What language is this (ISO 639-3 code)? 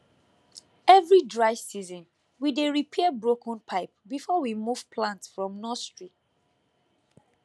pcm